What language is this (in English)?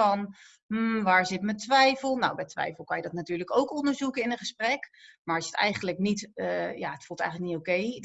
Dutch